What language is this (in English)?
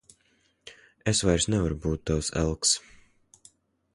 Latvian